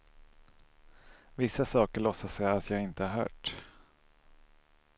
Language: Swedish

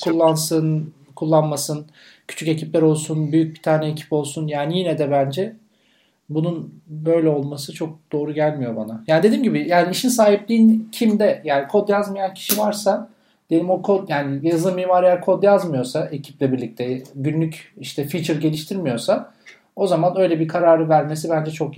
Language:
Turkish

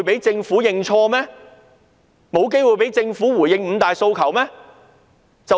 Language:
Cantonese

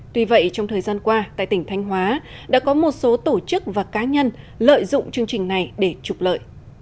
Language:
Vietnamese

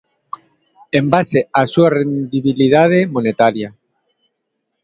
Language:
Galician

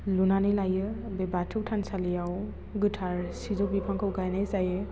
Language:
Bodo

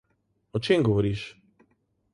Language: Slovenian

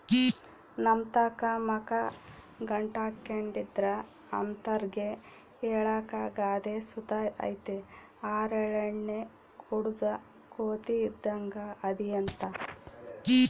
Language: Kannada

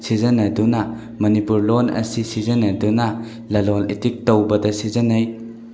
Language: Manipuri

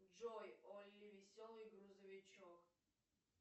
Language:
Russian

